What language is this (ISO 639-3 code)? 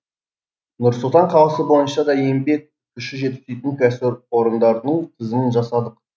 kaz